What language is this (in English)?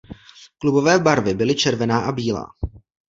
Czech